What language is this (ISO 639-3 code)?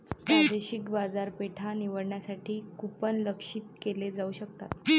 mar